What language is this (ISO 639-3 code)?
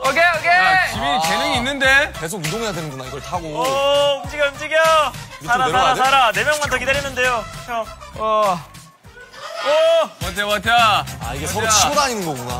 kor